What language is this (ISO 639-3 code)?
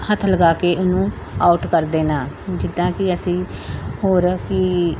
pan